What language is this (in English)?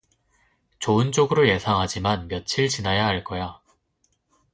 Korean